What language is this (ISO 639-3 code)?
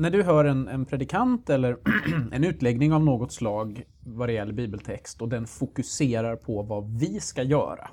swe